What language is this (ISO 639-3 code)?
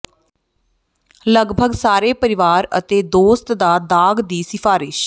pan